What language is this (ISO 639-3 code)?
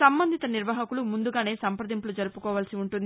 tel